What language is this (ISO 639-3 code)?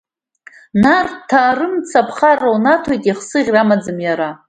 abk